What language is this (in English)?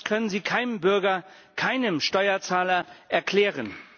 German